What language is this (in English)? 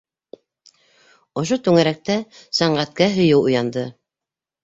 Bashkir